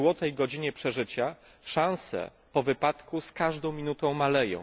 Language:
Polish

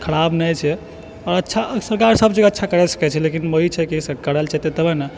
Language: Maithili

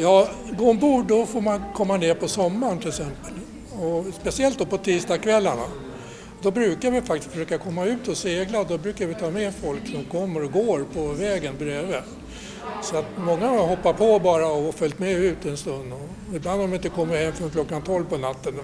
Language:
Swedish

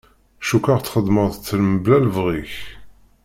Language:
Kabyle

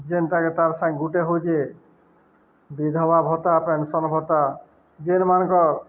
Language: Odia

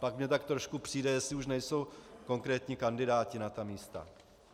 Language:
Czech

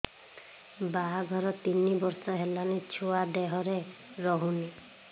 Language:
Odia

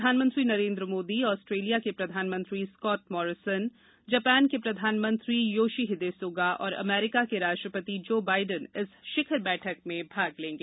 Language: Hindi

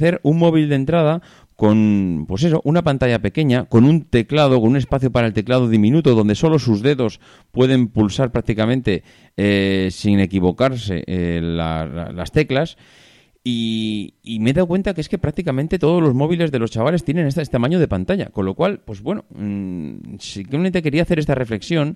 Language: Spanish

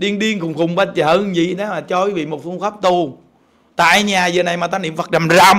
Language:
Vietnamese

